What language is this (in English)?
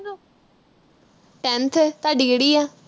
Punjabi